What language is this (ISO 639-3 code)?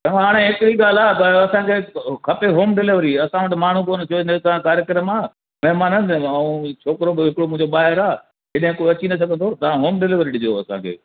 snd